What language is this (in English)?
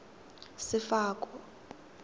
Tswana